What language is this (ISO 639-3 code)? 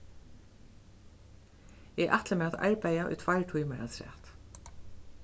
fao